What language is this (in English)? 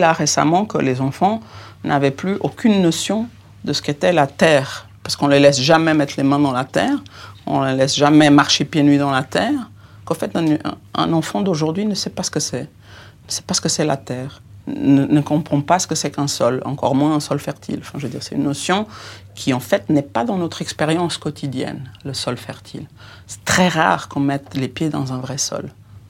French